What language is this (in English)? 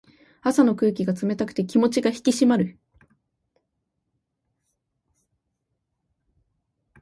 Japanese